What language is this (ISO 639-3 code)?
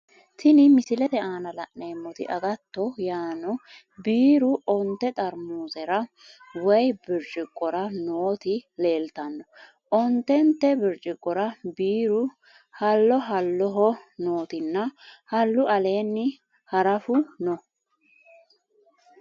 sid